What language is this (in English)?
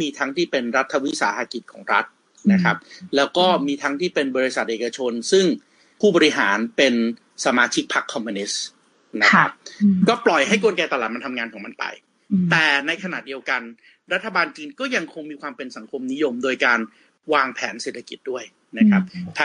Thai